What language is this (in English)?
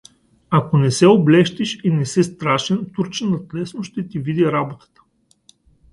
Bulgarian